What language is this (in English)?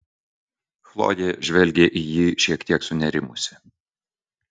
Lithuanian